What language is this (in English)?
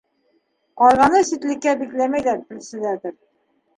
Bashkir